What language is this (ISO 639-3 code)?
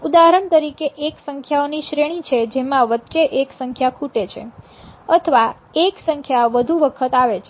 guj